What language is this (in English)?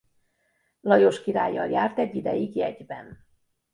Hungarian